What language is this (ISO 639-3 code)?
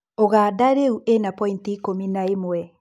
kik